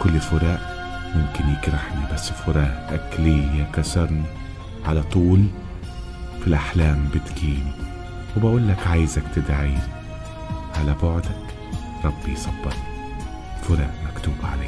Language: Arabic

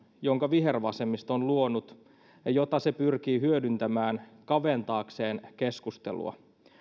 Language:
Finnish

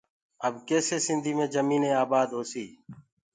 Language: Gurgula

